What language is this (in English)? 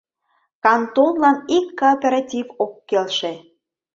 Mari